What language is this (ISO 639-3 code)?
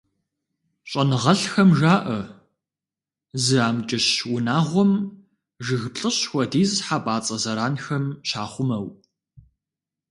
kbd